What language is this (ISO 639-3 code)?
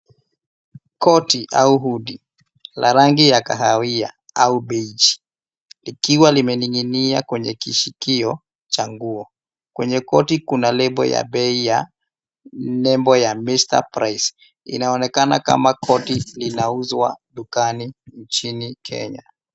swa